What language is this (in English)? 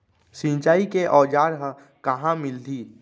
Chhattisgarhi